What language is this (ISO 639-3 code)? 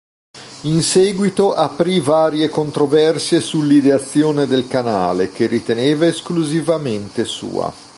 ita